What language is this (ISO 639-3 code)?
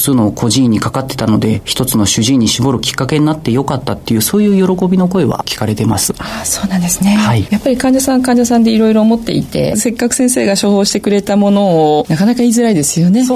jpn